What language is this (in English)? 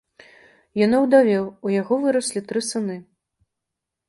Belarusian